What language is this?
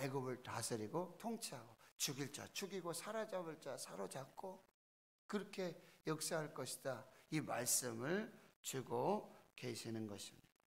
Korean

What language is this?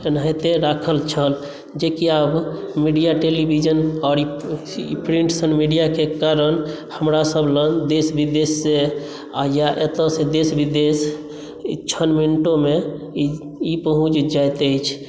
Maithili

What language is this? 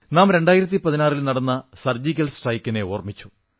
Malayalam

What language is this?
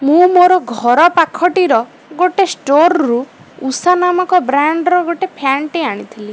Odia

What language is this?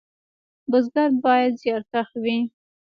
Pashto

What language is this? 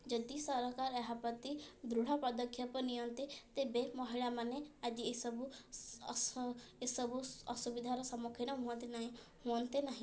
Odia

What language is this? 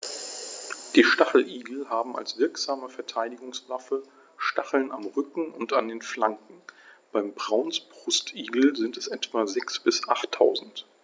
German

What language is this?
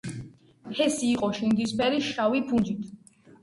Georgian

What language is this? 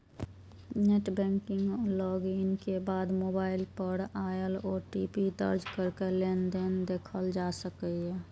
Maithili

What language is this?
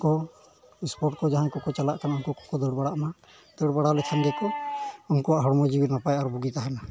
Santali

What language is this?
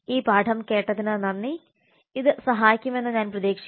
Malayalam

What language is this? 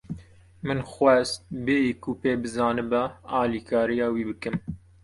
Kurdish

